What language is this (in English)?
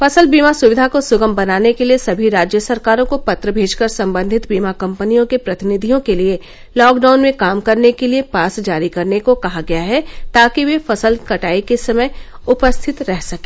Hindi